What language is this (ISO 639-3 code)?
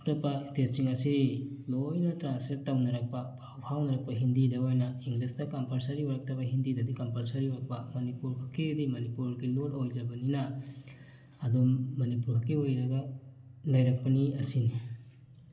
mni